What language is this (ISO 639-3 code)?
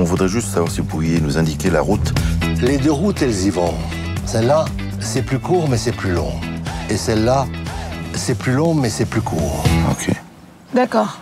fra